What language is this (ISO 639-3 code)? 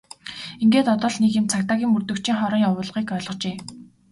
mon